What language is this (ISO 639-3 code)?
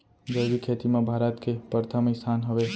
hne